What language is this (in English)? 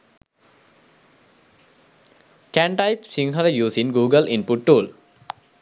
Sinhala